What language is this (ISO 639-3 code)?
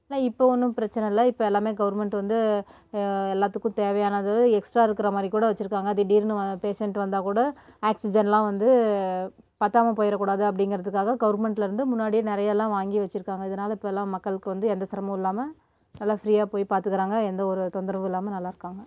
tam